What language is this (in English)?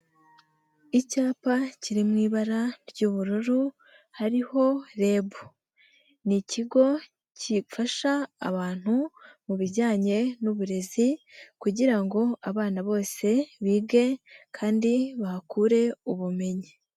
Kinyarwanda